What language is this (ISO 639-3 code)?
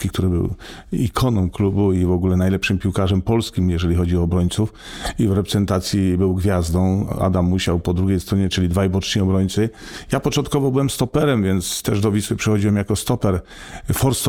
pol